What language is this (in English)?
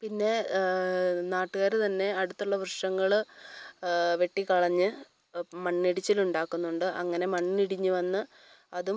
Malayalam